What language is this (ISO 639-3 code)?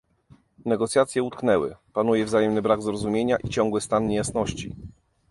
pol